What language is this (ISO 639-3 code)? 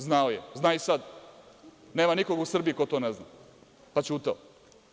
srp